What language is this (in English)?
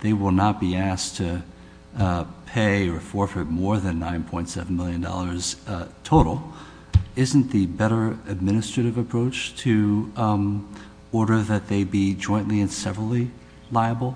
English